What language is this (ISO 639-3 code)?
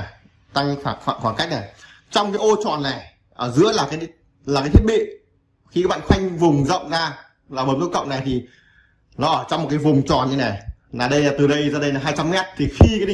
vie